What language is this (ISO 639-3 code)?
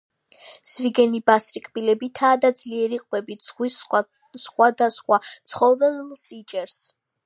kat